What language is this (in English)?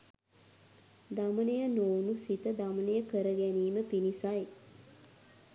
Sinhala